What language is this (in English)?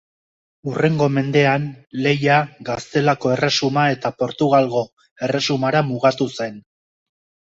Basque